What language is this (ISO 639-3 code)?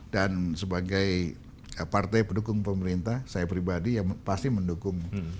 ind